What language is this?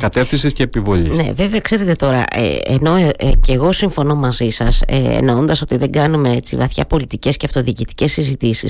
Greek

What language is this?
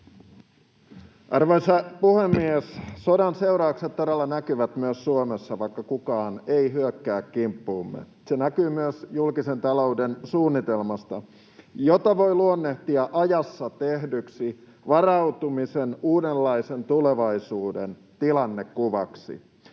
Finnish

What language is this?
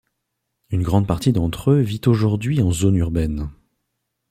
French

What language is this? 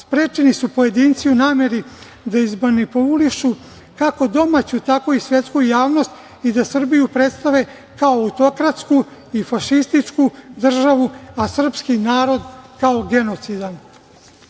Serbian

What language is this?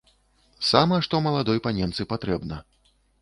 Belarusian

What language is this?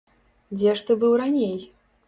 Belarusian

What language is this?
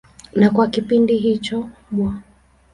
Swahili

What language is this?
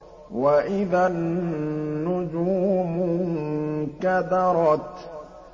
Arabic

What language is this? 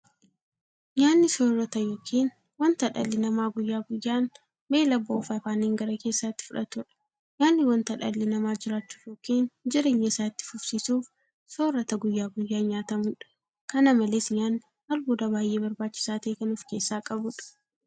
Oromo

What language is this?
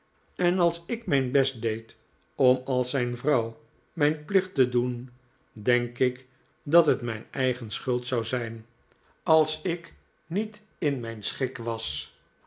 Dutch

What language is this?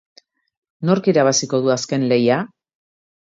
Basque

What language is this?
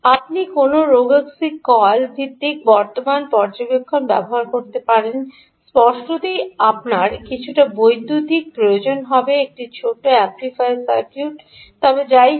Bangla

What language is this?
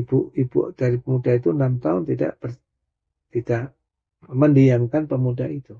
Indonesian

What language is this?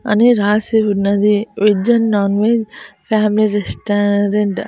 Telugu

